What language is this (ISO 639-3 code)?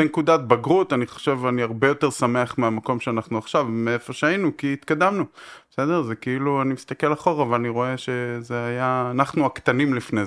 heb